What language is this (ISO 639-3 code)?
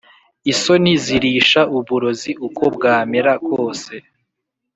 kin